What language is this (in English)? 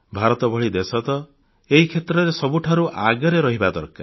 Odia